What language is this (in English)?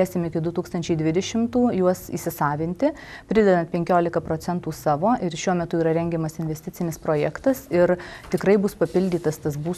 Lithuanian